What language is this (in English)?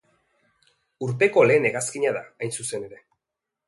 Basque